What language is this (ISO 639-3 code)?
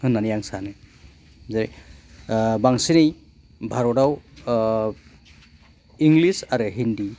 brx